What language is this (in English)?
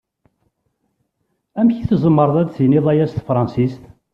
Kabyle